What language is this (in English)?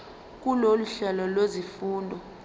Zulu